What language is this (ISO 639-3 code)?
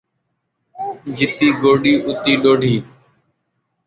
skr